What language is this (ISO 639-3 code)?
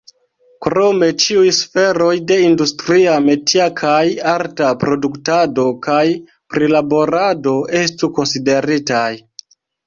epo